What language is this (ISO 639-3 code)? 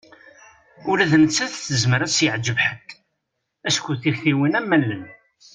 kab